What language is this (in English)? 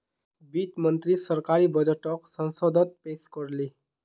Magahi